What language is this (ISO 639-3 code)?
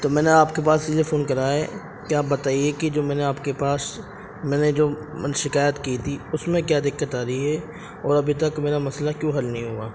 urd